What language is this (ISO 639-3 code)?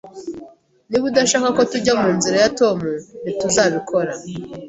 kin